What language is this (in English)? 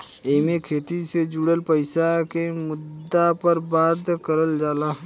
Bhojpuri